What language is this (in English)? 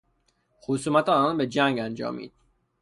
Persian